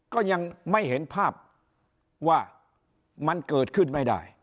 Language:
Thai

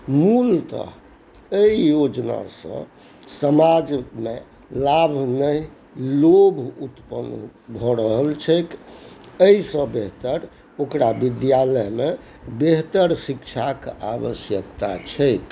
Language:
Maithili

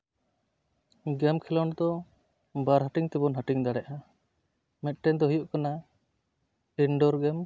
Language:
Santali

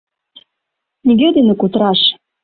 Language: Mari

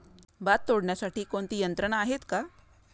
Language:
Marathi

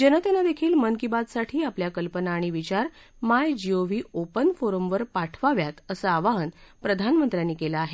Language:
Marathi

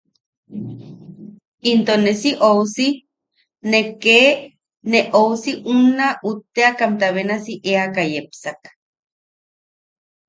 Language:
Yaqui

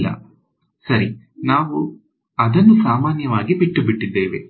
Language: Kannada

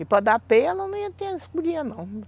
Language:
Portuguese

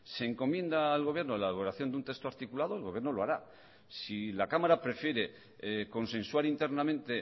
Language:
Spanish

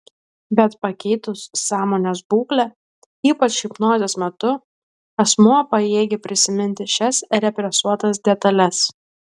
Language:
Lithuanian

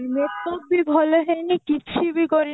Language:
Odia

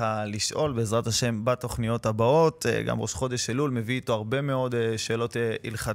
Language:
Hebrew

